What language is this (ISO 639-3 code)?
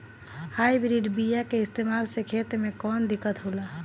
bho